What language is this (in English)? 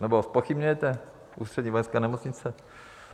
Czech